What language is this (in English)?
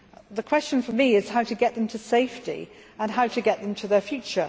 English